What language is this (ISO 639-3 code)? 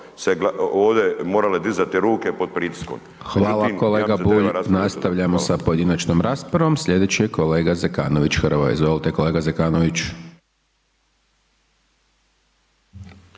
hrv